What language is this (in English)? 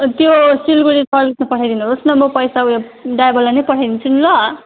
Nepali